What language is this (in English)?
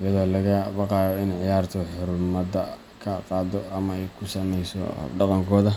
Somali